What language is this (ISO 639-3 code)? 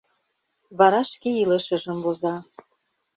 chm